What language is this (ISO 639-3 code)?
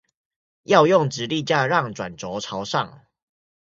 zho